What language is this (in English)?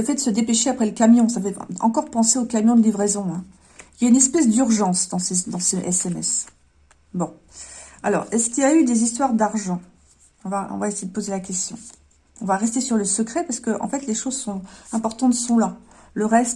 French